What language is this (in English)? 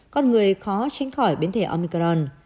Vietnamese